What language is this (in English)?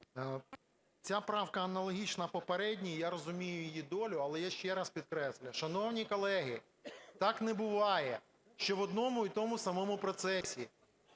Ukrainian